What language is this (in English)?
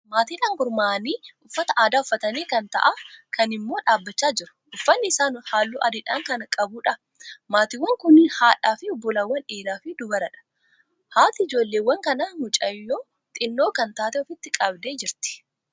Oromo